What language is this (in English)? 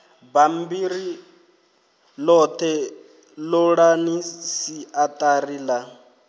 Venda